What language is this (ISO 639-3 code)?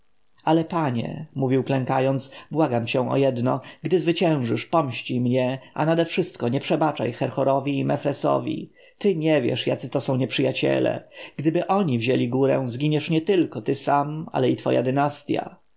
pol